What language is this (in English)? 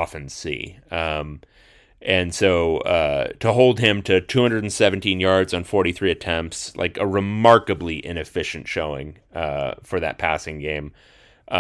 English